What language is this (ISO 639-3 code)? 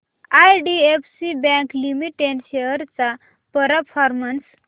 mar